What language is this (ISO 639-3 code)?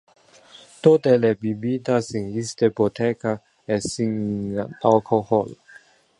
ina